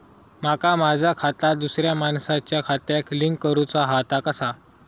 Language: Marathi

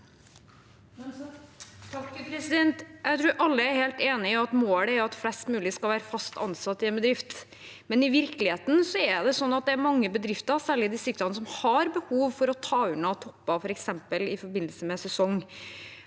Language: Norwegian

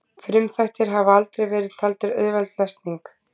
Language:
Icelandic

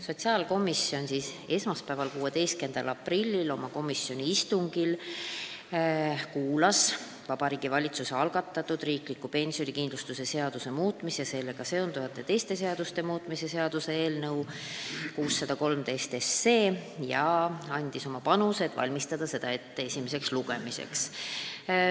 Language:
Estonian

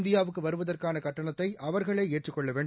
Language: Tamil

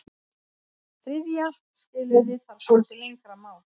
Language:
Icelandic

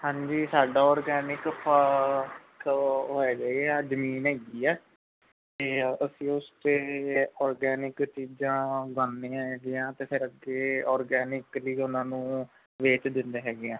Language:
Punjabi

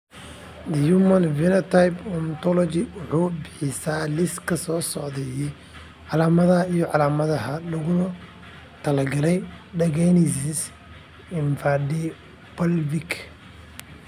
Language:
Somali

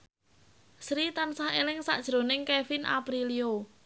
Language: Javanese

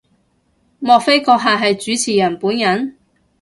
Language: Cantonese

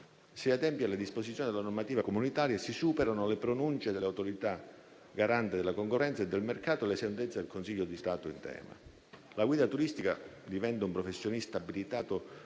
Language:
Italian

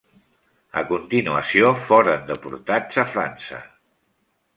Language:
Catalan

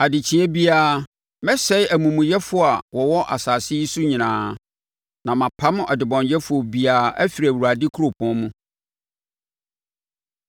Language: Akan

